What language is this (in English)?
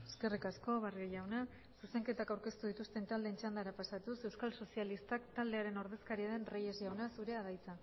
Basque